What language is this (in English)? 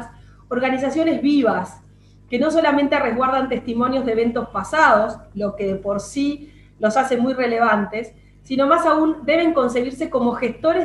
Spanish